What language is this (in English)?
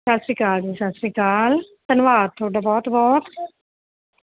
Punjabi